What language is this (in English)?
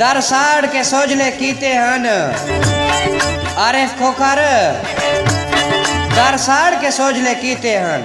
Punjabi